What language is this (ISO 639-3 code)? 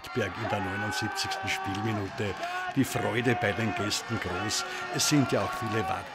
deu